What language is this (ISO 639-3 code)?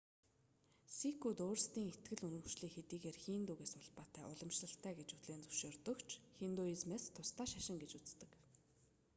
mon